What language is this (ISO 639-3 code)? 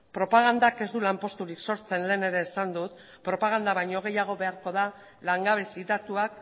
eus